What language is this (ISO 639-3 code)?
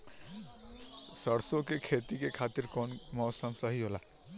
bho